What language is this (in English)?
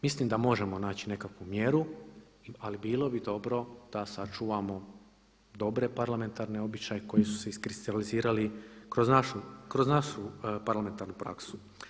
Croatian